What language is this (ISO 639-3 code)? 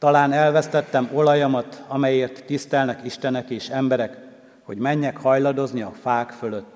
hun